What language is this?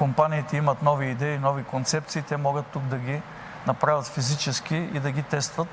Bulgarian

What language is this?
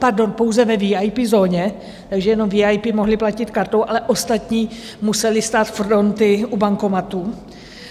Czech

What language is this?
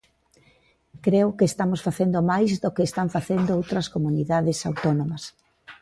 Galician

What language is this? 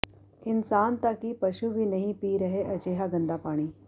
Punjabi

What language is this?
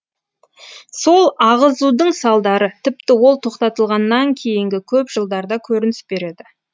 Kazakh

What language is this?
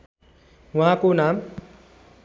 Nepali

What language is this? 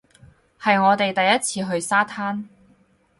Cantonese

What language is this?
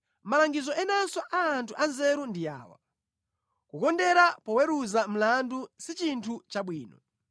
Nyanja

